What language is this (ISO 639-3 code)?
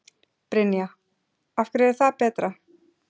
isl